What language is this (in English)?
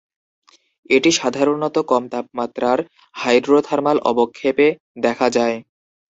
Bangla